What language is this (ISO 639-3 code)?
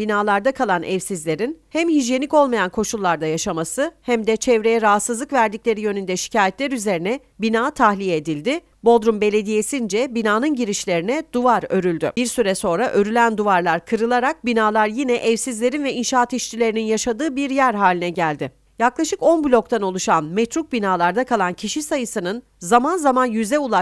tur